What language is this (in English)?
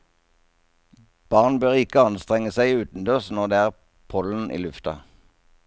Norwegian